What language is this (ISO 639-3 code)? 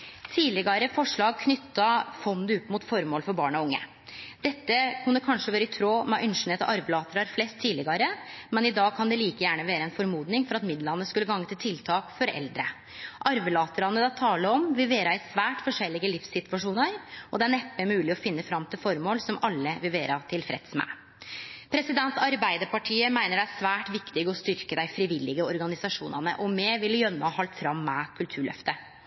nno